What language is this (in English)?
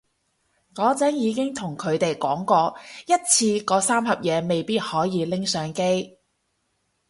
Cantonese